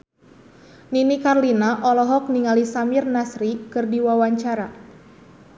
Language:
Sundanese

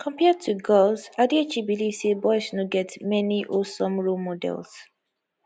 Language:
Nigerian Pidgin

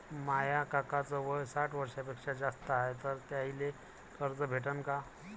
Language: Marathi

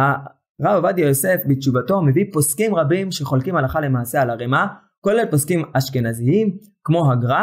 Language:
Hebrew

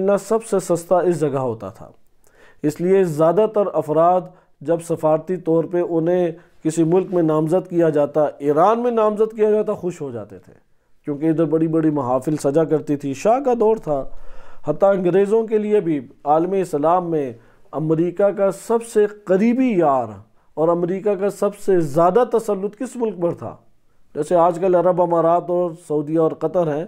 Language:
Arabic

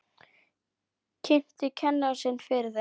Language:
Icelandic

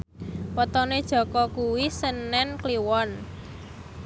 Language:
Javanese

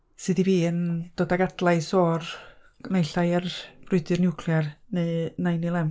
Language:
Welsh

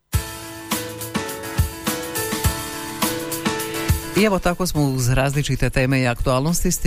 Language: Croatian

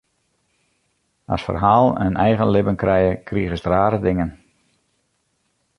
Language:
Western Frisian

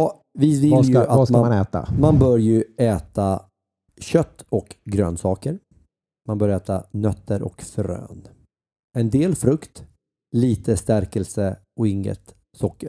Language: Swedish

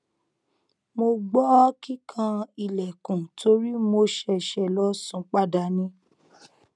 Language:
Yoruba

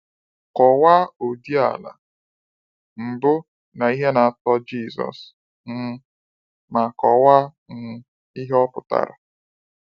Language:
Igbo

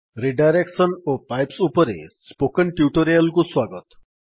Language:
Odia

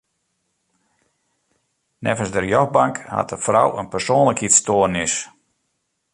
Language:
Western Frisian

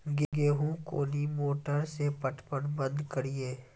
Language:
Maithili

